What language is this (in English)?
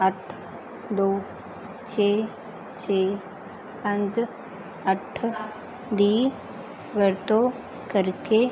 Punjabi